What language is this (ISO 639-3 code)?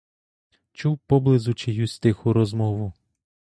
ukr